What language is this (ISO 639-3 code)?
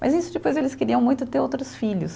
por